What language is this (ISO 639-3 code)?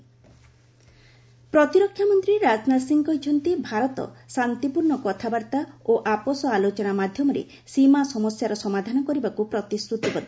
ori